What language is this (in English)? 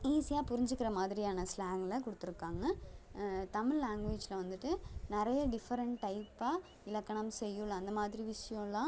Tamil